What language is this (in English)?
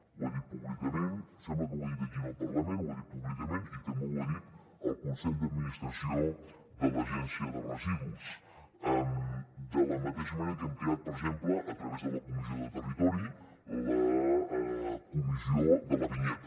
Catalan